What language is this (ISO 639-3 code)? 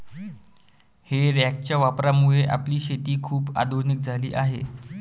mar